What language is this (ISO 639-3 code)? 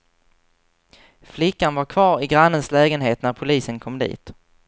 swe